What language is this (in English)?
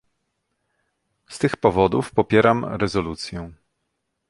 Polish